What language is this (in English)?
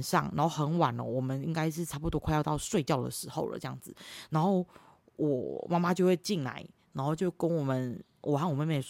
Chinese